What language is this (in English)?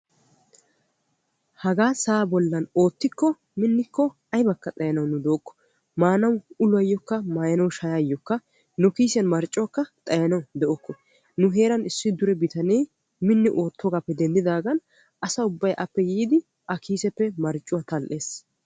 Wolaytta